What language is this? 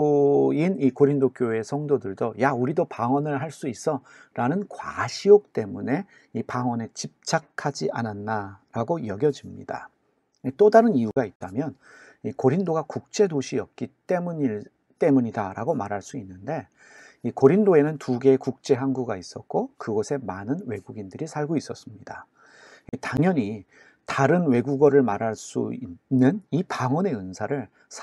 Korean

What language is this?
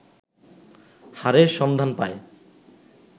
Bangla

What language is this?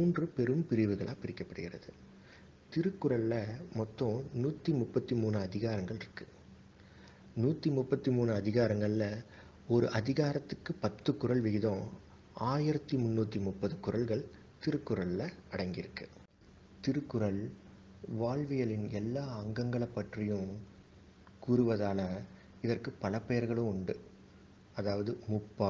Tamil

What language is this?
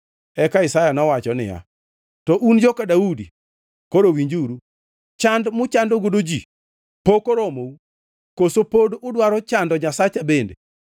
Luo (Kenya and Tanzania)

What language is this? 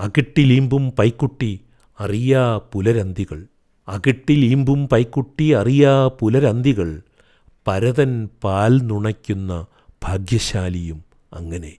Malayalam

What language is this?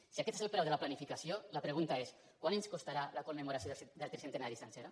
Catalan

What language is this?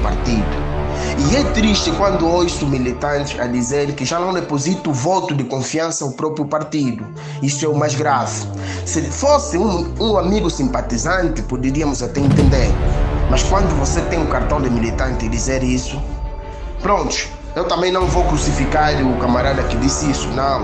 Portuguese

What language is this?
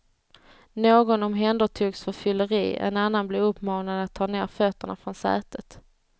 Swedish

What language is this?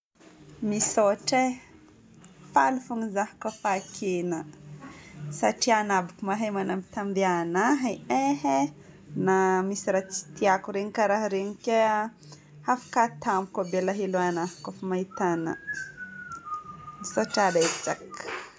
Northern Betsimisaraka Malagasy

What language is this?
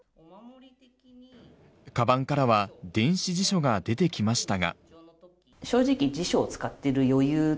Japanese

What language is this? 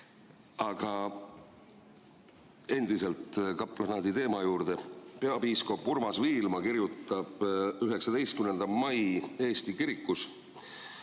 Estonian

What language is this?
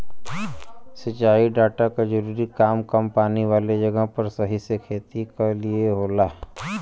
Bhojpuri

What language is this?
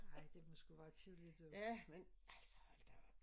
Danish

